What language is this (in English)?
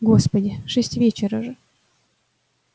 Russian